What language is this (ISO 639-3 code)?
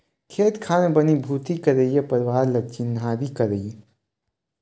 hne